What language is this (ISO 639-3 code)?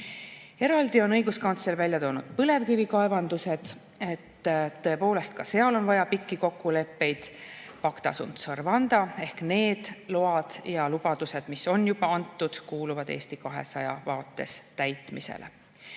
est